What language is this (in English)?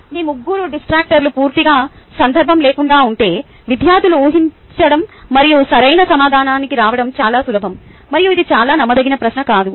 Telugu